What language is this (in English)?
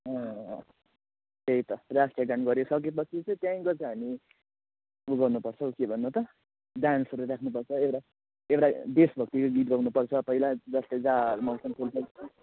Nepali